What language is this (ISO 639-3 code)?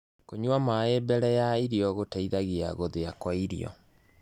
kik